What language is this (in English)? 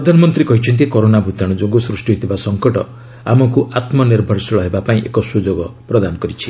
Odia